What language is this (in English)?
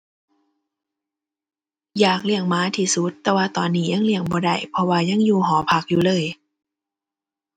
Thai